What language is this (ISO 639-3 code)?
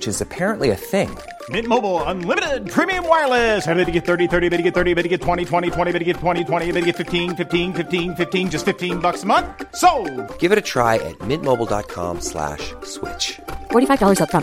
swe